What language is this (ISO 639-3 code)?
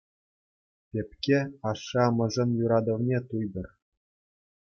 chv